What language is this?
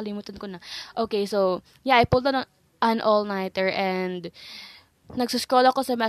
Filipino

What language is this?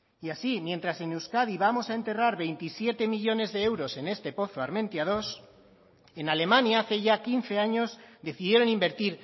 Spanish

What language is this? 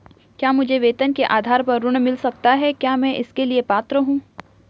Hindi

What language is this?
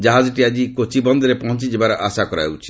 Odia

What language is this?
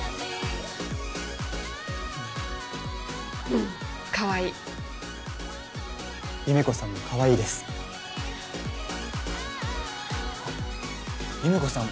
Japanese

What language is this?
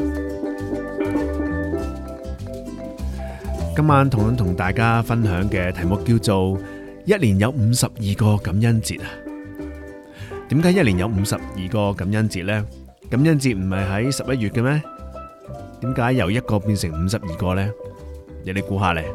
Chinese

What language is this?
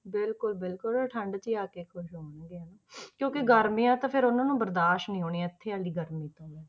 Punjabi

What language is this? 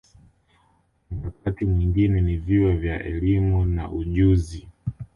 Swahili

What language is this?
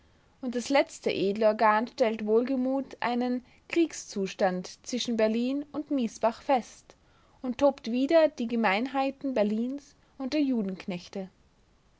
German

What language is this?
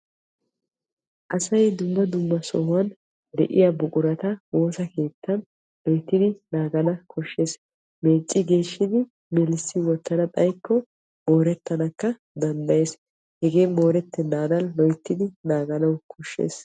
Wolaytta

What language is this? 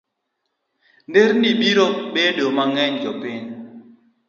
Luo (Kenya and Tanzania)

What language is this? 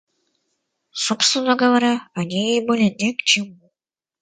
Russian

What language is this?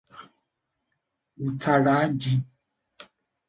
Igbo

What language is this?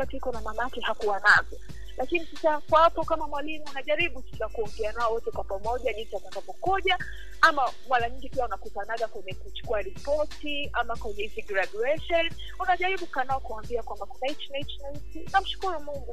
Swahili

